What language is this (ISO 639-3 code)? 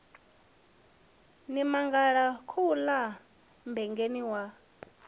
ven